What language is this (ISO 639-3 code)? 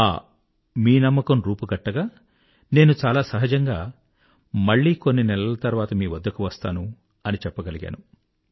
tel